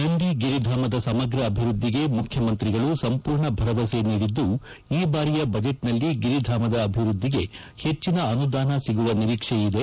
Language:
Kannada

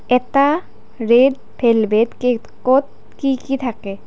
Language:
Assamese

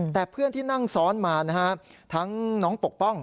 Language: Thai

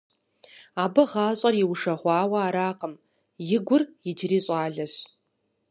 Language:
Kabardian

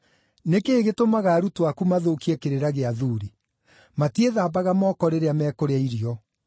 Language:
Kikuyu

